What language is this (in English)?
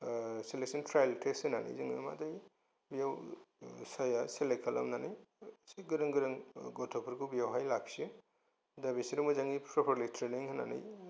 Bodo